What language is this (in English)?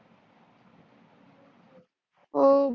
Marathi